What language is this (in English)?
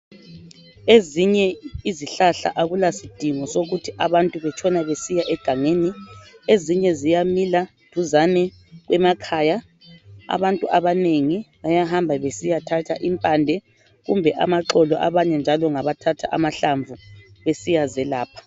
North Ndebele